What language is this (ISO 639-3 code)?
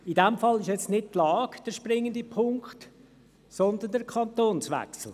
gsw